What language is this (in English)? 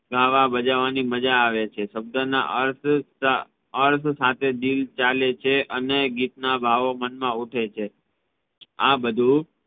Gujarati